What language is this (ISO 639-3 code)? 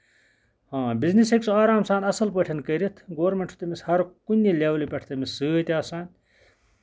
kas